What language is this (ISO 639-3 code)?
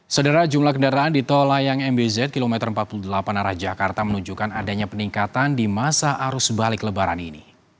ind